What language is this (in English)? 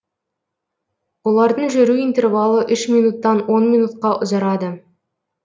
Kazakh